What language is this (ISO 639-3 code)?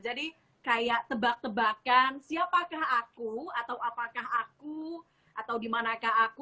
ind